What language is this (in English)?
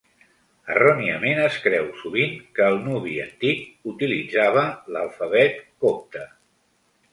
Catalan